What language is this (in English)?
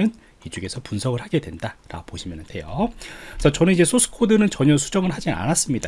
Korean